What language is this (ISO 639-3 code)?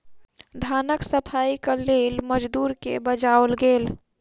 mai